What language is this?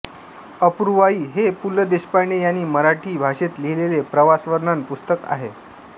Marathi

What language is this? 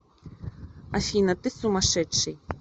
Russian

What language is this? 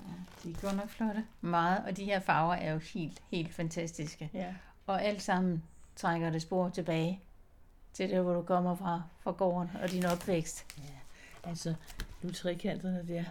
Danish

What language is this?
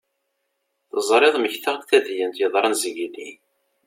Kabyle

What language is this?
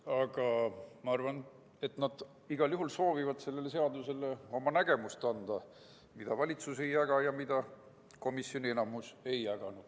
Estonian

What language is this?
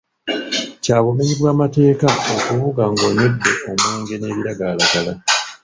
Ganda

